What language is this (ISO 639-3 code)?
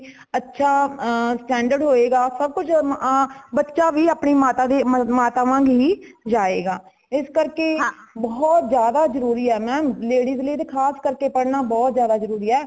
pan